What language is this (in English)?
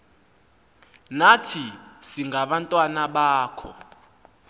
Xhosa